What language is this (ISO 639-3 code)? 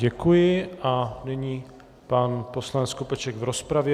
ces